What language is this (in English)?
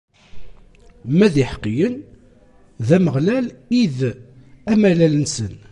Kabyle